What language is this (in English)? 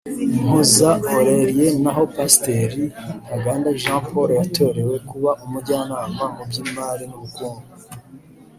Kinyarwanda